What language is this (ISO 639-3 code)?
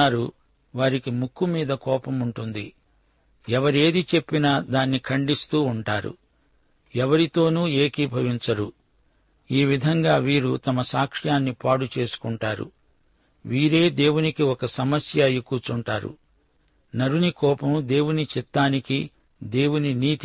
tel